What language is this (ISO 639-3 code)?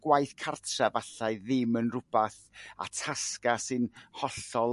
cym